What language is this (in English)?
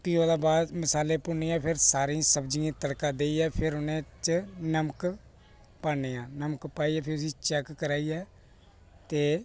Dogri